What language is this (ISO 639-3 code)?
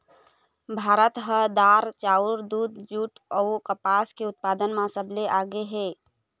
hne